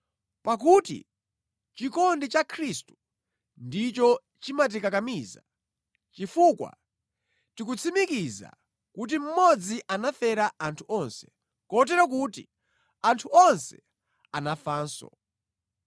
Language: Nyanja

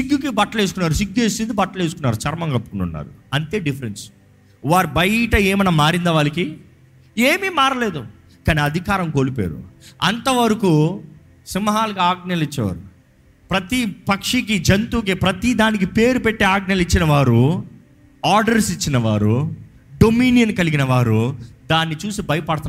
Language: Telugu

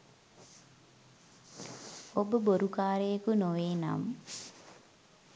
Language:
Sinhala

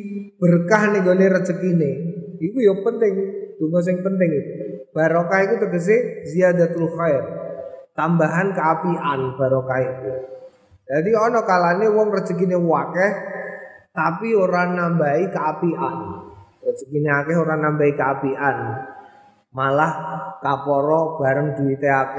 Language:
Indonesian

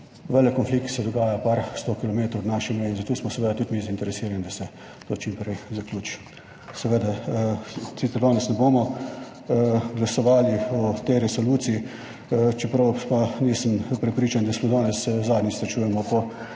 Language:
Slovenian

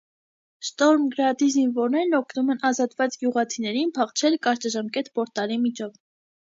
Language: Armenian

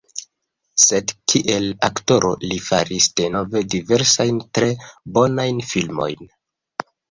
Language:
Esperanto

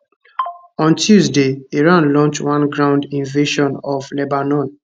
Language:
Nigerian Pidgin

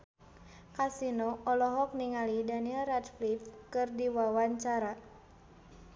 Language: Sundanese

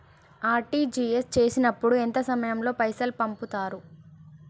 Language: Telugu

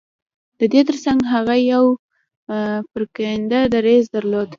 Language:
Pashto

